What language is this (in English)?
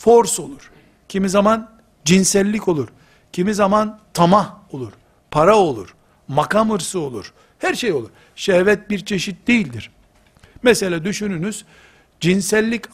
Turkish